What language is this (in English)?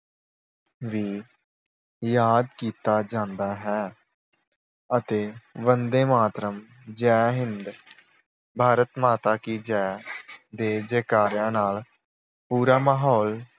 Punjabi